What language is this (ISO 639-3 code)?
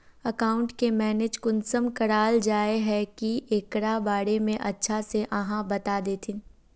mag